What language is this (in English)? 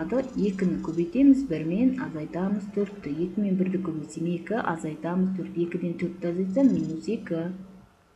Turkish